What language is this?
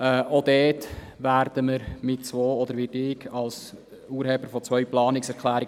Swiss German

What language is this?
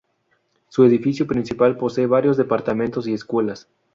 Spanish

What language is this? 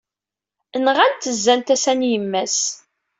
Kabyle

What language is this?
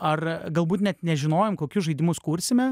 Lithuanian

